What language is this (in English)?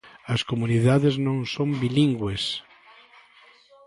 Galician